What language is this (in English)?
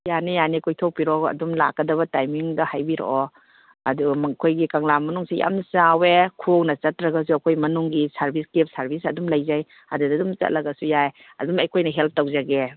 Manipuri